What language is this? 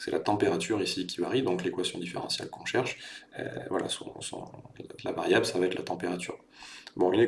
French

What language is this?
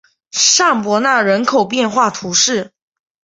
Chinese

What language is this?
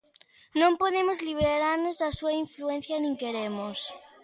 Galician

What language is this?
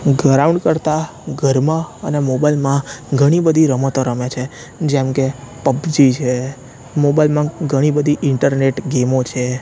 Gujarati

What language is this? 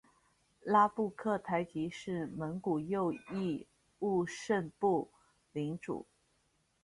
Chinese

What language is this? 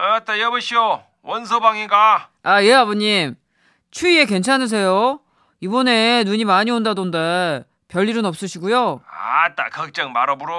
Korean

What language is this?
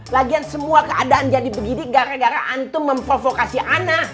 Indonesian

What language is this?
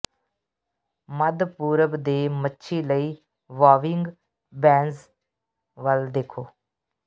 Punjabi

